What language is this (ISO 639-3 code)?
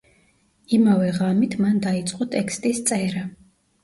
kat